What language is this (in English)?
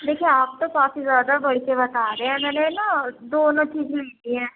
Urdu